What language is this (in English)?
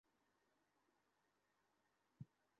Bangla